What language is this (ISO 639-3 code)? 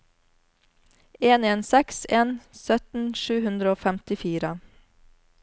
nor